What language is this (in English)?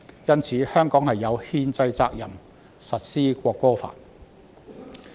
Cantonese